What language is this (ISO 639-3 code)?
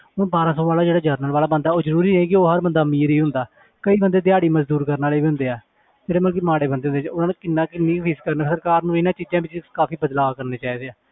pan